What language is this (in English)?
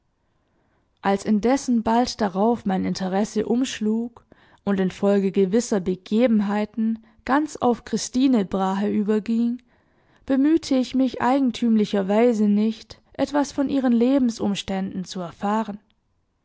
German